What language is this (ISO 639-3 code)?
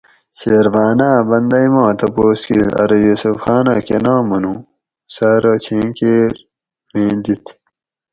gwc